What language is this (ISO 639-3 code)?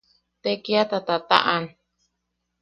yaq